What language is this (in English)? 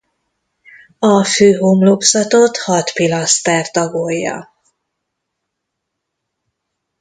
Hungarian